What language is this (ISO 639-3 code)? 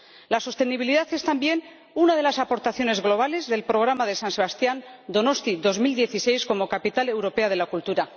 spa